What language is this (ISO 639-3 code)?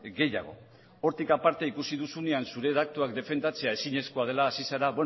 eus